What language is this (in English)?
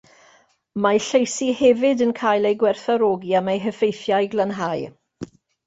Welsh